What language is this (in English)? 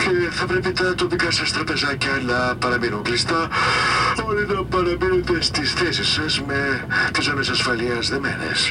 Greek